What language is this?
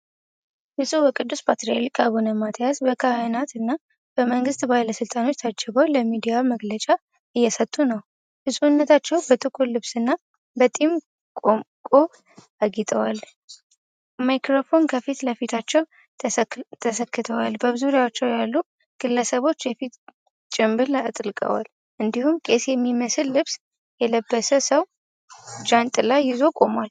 Amharic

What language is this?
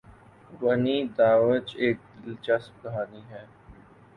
Urdu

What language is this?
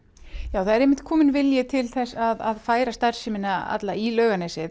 Icelandic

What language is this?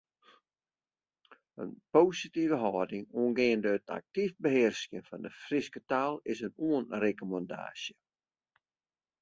Western Frisian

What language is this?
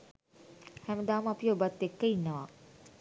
Sinhala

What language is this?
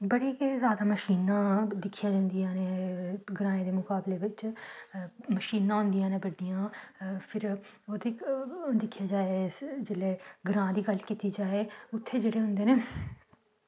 Dogri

